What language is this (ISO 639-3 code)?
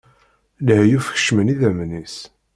kab